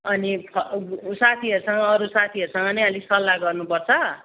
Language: Nepali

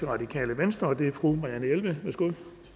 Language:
Danish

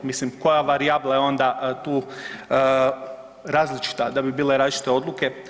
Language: Croatian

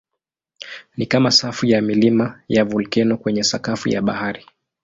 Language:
Swahili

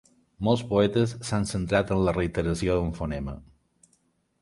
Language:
Catalan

